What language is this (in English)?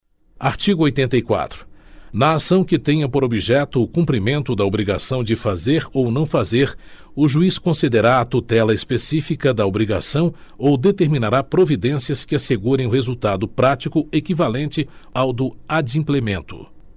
Portuguese